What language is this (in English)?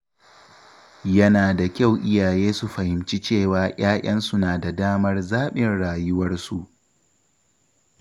Hausa